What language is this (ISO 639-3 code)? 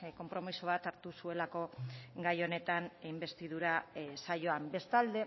eus